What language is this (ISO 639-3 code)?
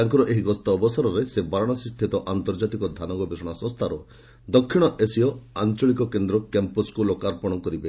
ori